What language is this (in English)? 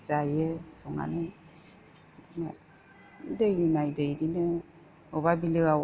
Bodo